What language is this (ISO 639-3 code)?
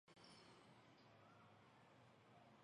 mki